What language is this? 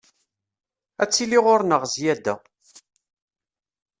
Kabyle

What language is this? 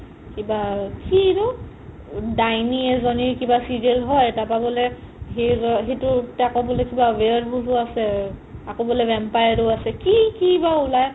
Assamese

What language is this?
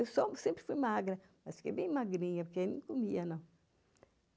Portuguese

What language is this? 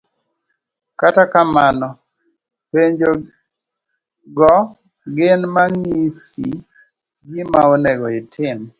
Luo (Kenya and Tanzania)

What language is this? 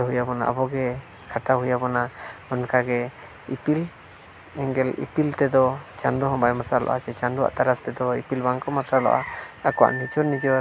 Santali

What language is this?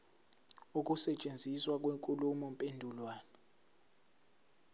Zulu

